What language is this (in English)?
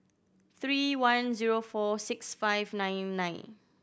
English